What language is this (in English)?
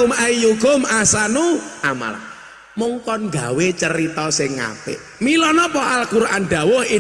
Indonesian